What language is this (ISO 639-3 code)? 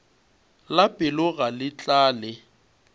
nso